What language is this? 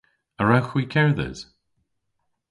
Cornish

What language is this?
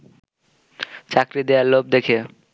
Bangla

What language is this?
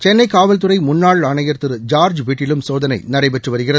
Tamil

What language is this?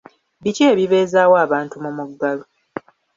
Ganda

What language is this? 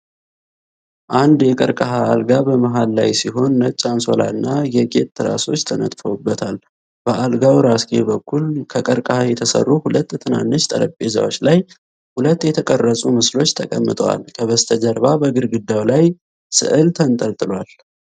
Amharic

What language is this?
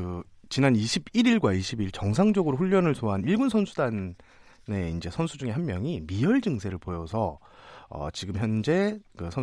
Korean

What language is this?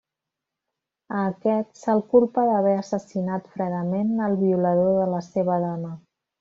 Catalan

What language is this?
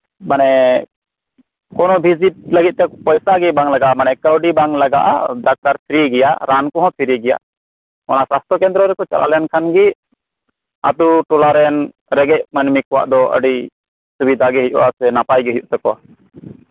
Santali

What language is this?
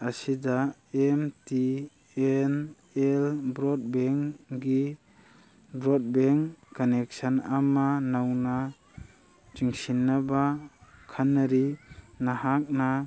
Manipuri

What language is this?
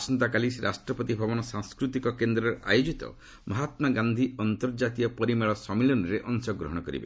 Odia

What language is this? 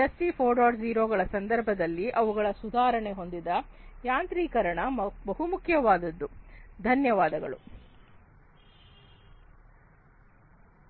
Kannada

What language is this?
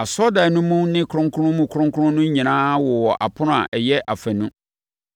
Akan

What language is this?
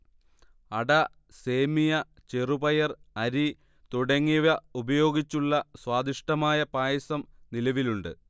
Malayalam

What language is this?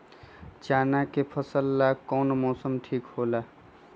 Magahi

